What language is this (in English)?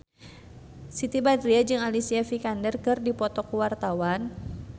Sundanese